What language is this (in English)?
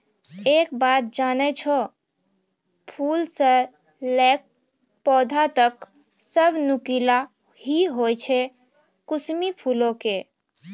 Maithili